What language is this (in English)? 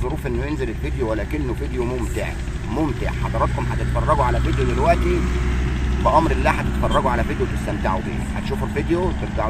Arabic